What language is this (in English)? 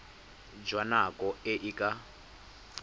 Tswana